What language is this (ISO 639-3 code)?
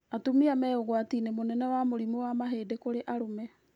kik